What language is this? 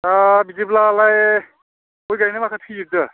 Bodo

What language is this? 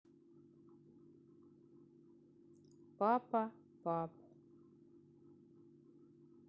Russian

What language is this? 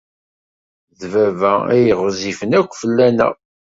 Kabyle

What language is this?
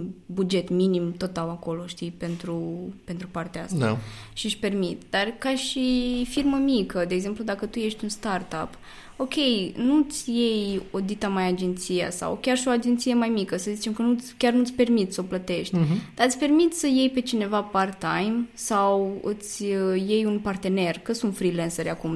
Romanian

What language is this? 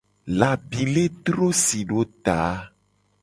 Gen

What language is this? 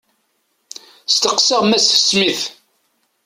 Kabyle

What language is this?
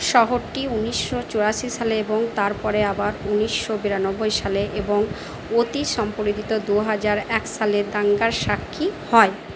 Bangla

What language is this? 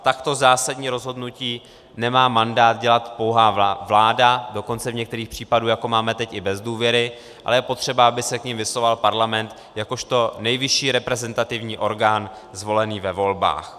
Czech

